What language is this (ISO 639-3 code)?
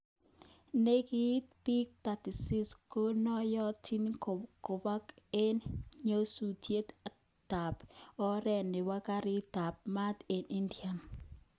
kln